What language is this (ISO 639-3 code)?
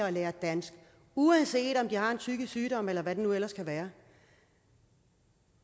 dan